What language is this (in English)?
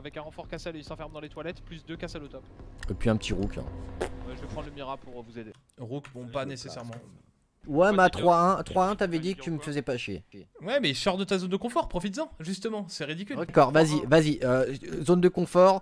French